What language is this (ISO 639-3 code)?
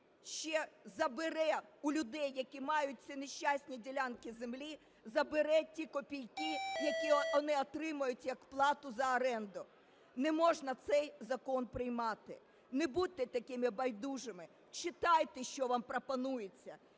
ukr